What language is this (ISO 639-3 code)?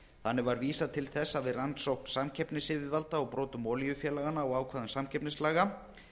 isl